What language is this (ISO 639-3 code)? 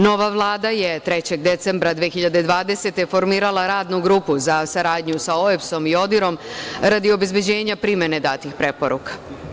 srp